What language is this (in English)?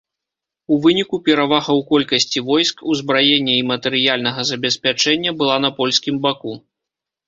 Belarusian